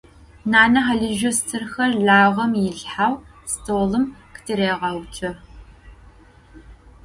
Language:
Adyghe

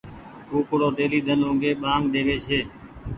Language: Goaria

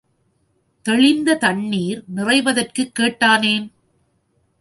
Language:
Tamil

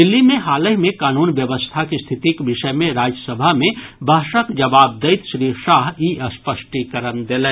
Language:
Maithili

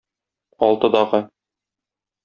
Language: Tatar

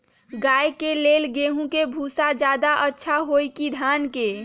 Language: Magahi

